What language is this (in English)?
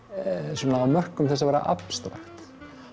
Icelandic